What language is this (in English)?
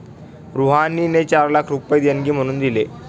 Marathi